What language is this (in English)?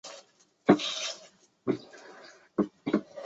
Chinese